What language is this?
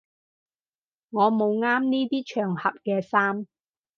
Cantonese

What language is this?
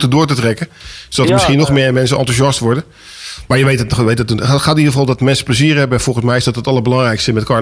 Dutch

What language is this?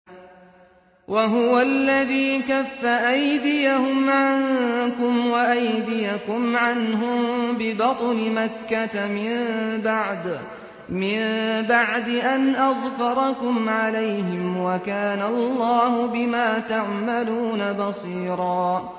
Arabic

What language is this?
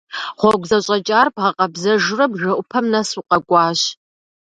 Kabardian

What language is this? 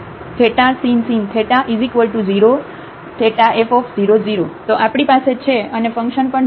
Gujarati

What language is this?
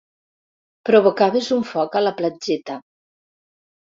Catalan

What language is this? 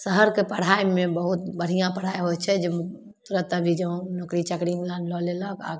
Maithili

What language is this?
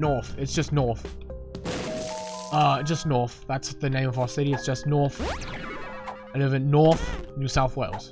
English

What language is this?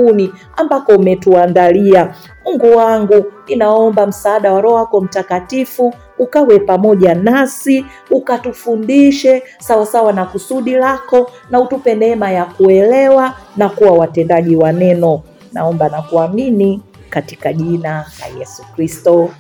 Swahili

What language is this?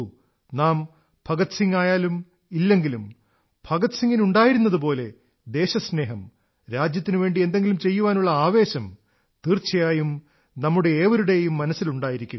Malayalam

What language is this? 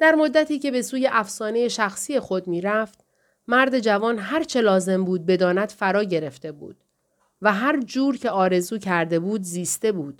Persian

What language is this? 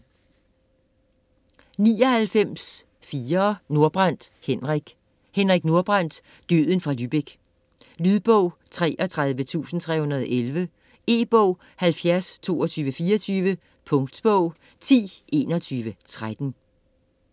Danish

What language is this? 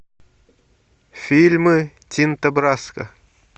Russian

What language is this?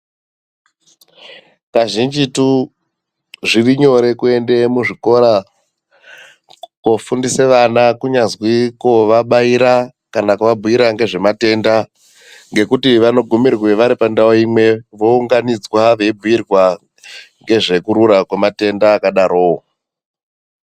Ndau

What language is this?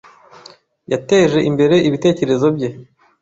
Kinyarwanda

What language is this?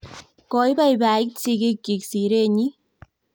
Kalenjin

